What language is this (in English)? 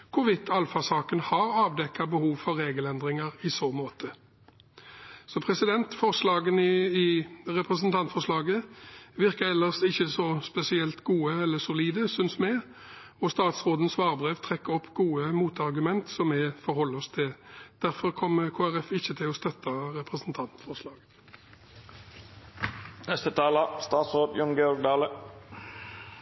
Norwegian Bokmål